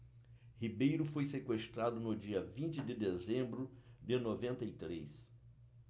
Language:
Portuguese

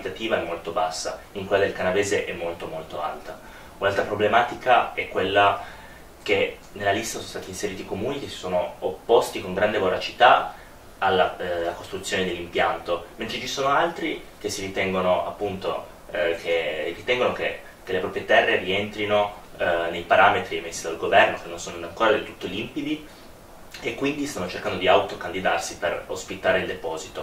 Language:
Italian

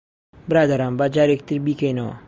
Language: Central Kurdish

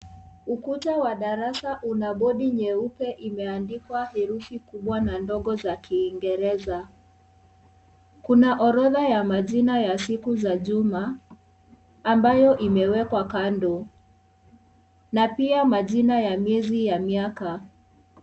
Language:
Swahili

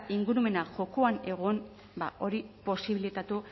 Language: Basque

